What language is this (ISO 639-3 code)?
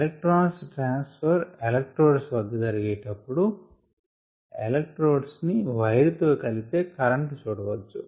tel